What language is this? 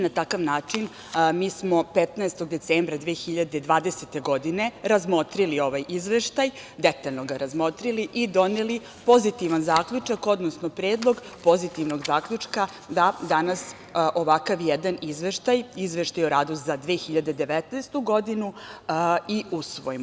Serbian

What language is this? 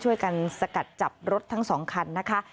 Thai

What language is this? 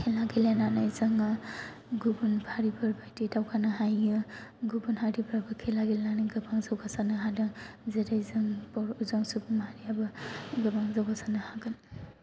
Bodo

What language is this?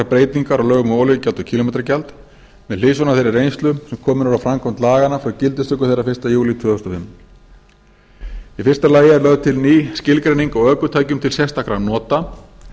Icelandic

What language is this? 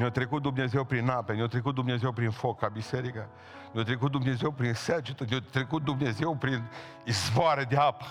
Romanian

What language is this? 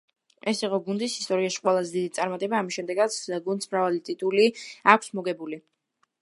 Georgian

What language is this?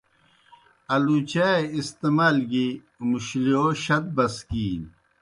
Kohistani Shina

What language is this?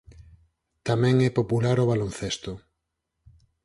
Galician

